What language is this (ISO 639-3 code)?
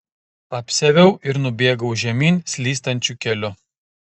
lit